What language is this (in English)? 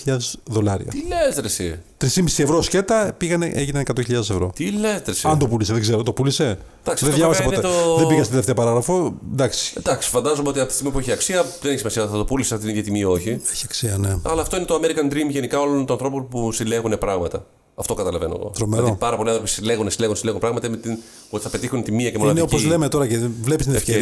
Greek